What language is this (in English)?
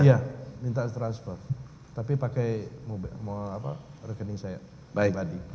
Indonesian